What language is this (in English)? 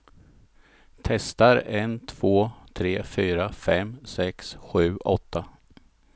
Swedish